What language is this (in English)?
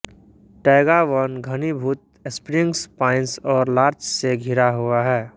Hindi